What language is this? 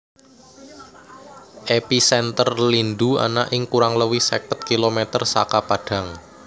Javanese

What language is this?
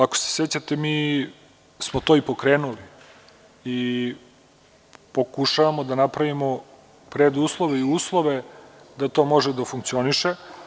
Serbian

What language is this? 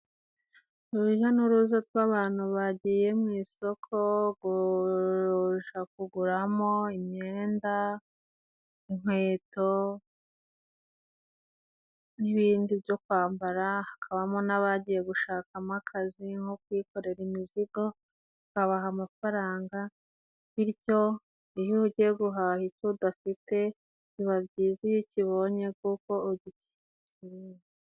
Kinyarwanda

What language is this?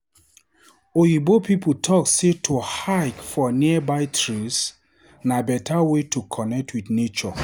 Nigerian Pidgin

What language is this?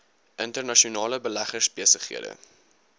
Afrikaans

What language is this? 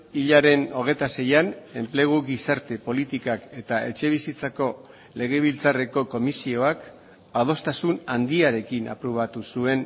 Basque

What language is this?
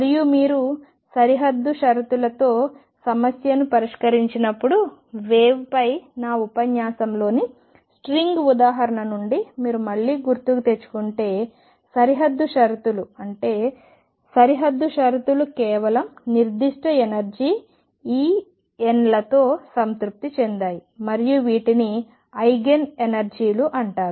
Telugu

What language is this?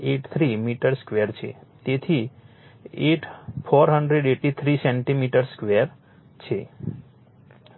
Gujarati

